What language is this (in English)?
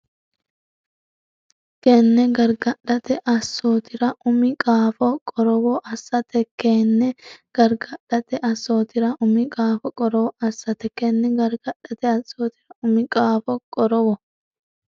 Sidamo